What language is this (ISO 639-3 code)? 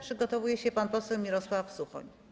pol